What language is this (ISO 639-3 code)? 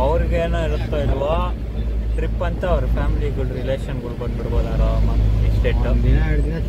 eng